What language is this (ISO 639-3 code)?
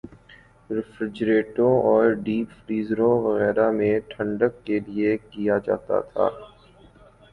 urd